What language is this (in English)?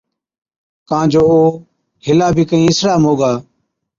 Od